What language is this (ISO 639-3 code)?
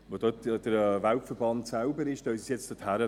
gsw